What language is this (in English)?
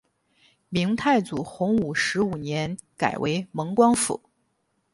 Chinese